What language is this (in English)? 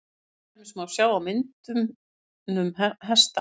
Icelandic